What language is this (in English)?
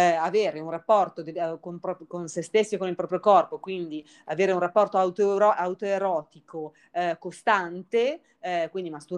Italian